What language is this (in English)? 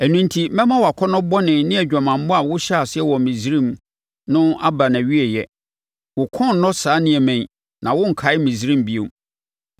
Akan